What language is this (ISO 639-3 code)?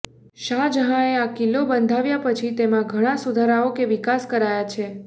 guj